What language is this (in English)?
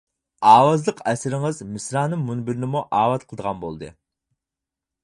Uyghur